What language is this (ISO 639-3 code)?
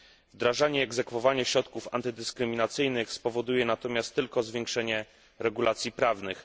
pol